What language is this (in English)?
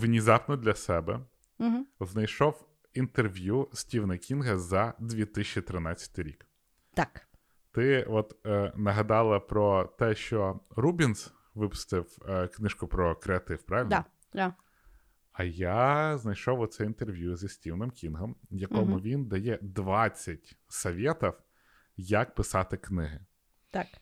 Ukrainian